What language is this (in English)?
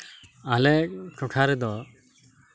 Santali